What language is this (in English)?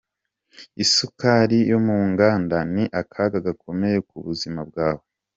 Kinyarwanda